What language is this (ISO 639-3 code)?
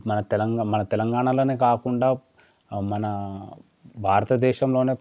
tel